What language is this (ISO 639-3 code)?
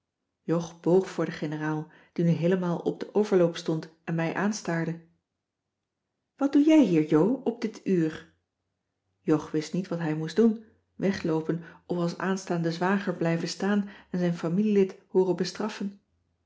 nld